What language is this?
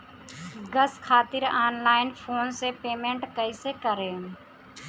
Bhojpuri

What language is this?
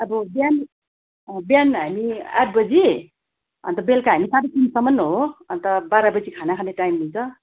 Nepali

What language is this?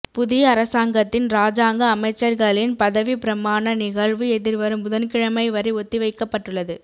Tamil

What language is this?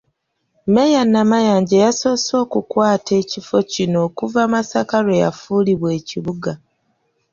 Ganda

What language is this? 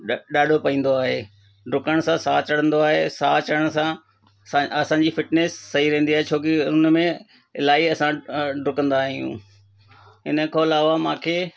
Sindhi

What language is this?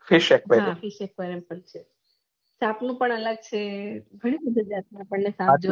Gujarati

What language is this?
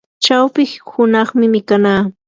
Yanahuanca Pasco Quechua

